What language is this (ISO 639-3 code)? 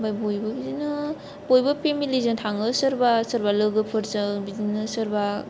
brx